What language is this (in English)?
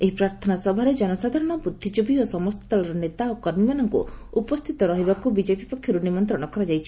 Odia